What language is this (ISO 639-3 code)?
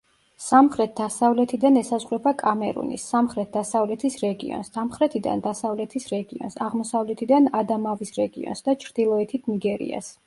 kat